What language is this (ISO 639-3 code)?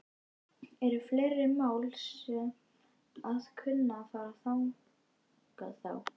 isl